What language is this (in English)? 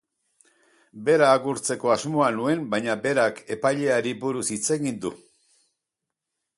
Basque